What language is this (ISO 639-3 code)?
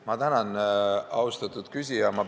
est